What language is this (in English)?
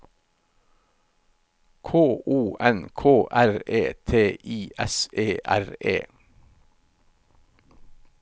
Norwegian